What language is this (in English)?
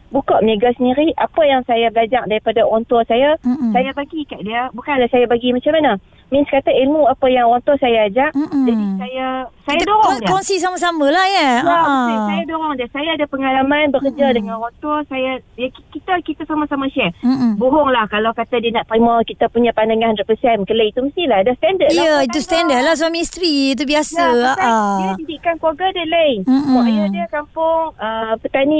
Malay